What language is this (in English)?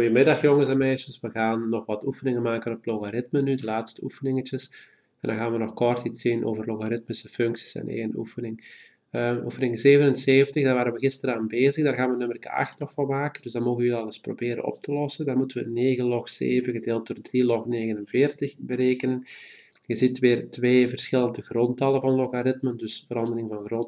Dutch